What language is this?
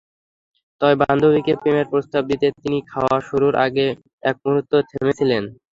Bangla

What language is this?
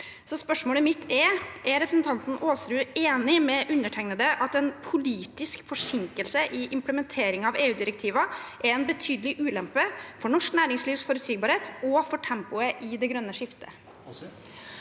Norwegian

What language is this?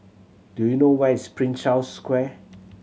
English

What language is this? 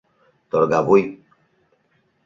Mari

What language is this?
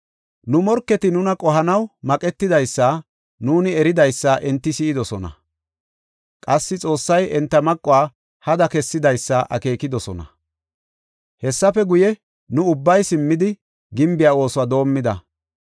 Gofa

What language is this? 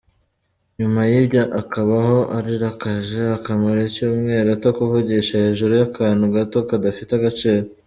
Kinyarwanda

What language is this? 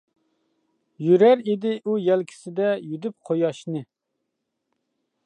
Uyghur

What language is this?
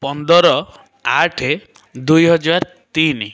Odia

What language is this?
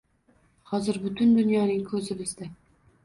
Uzbek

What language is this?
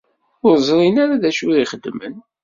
Kabyle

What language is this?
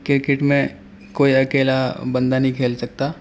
Urdu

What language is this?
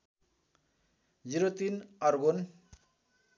Nepali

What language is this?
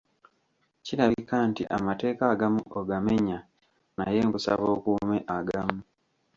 Ganda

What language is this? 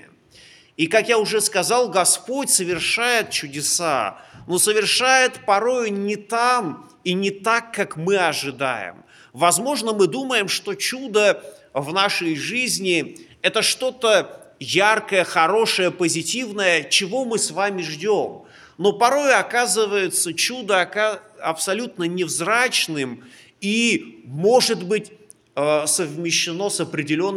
Russian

